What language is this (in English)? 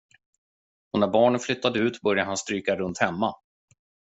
Swedish